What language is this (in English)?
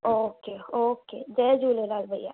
Sindhi